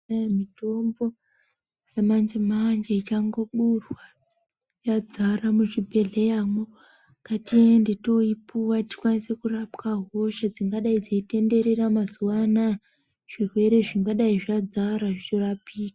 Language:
Ndau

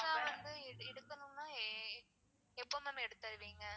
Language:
Tamil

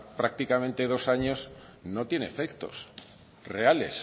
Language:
Spanish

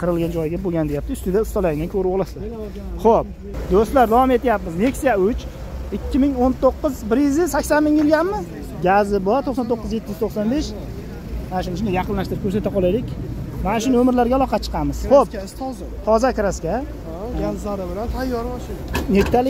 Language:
Turkish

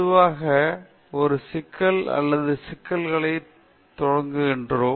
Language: Tamil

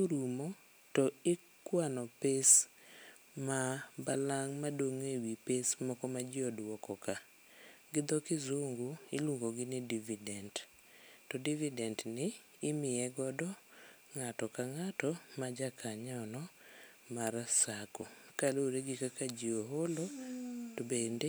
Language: Luo (Kenya and Tanzania)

